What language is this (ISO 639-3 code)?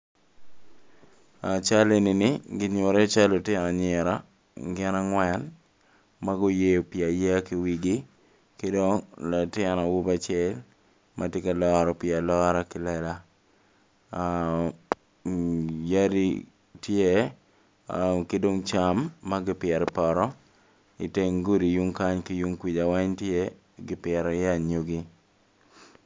ach